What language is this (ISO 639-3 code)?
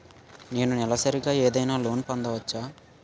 tel